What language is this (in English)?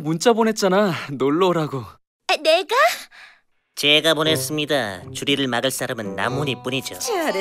Korean